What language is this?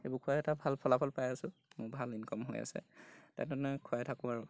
Assamese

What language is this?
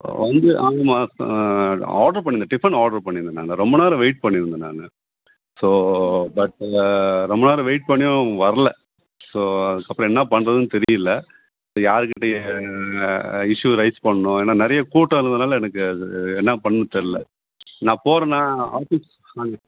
Tamil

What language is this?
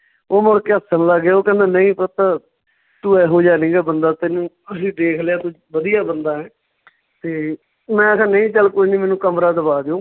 Punjabi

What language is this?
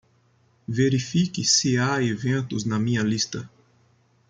Portuguese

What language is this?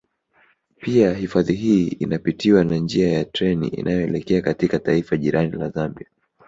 Swahili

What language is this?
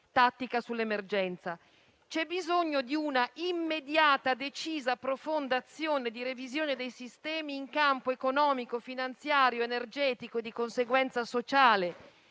Italian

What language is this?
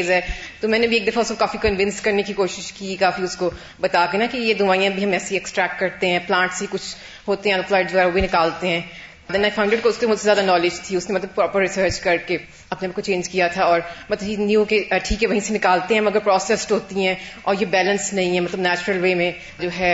Urdu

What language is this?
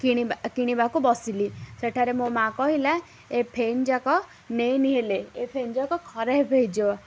Odia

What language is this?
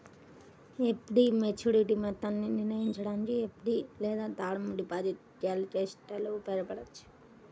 Telugu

